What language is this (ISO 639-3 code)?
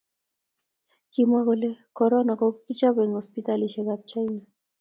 kln